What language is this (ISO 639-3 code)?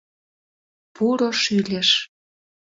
chm